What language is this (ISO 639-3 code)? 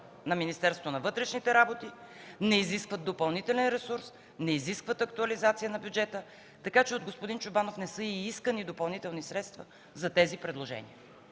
bul